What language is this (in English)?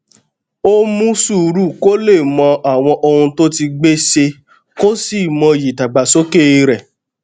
Yoruba